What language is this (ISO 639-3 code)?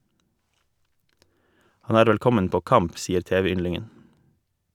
nor